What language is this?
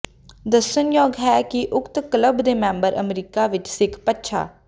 Punjabi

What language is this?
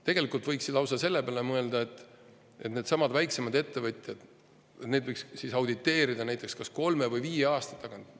Estonian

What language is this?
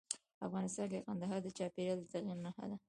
Pashto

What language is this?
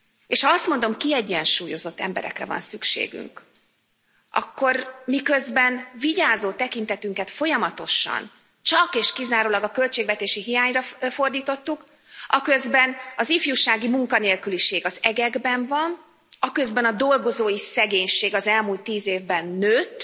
Hungarian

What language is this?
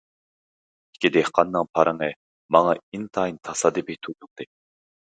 Uyghur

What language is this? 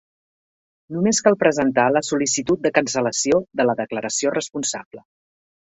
Catalan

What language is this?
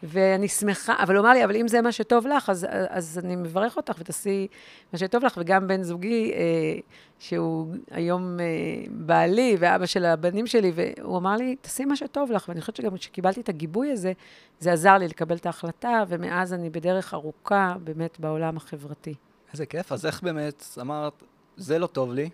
Hebrew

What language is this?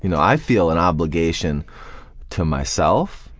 English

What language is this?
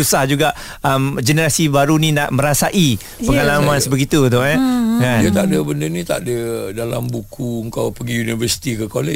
Malay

